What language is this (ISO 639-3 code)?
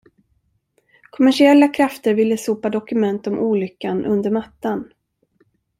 swe